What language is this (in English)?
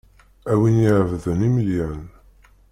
Kabyle